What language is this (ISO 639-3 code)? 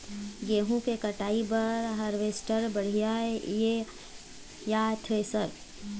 hne